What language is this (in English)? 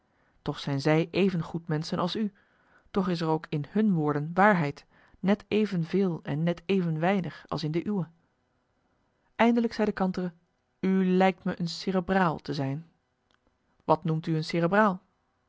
Dutch